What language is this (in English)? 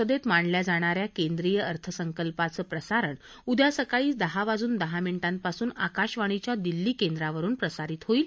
Marathi